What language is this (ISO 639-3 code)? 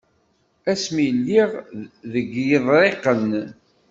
kab